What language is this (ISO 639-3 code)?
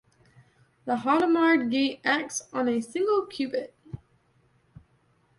eng